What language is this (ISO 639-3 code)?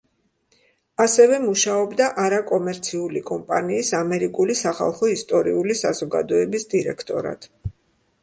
kat